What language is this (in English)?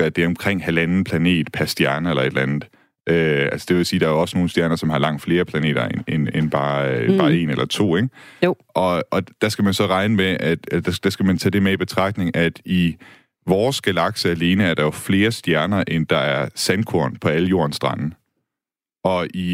Danish